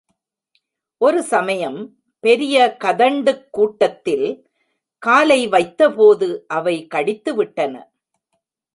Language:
Tamil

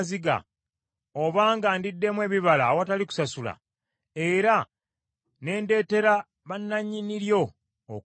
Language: Ganda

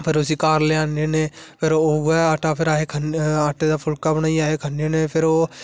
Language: Dogri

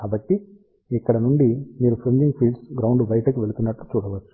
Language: Telugu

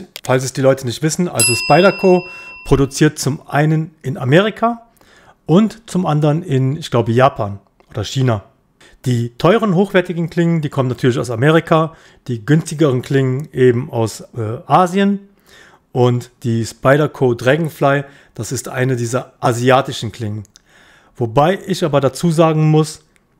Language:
German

